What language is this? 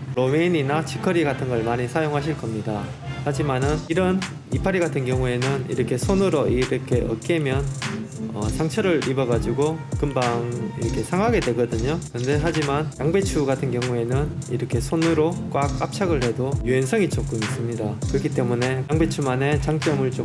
Korean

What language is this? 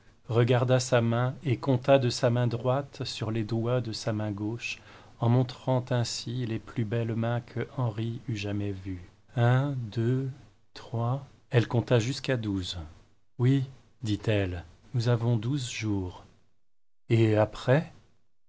French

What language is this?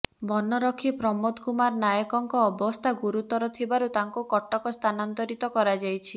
Odia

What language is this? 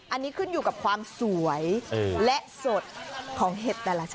Thai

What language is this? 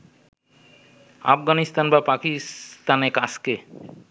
Bangla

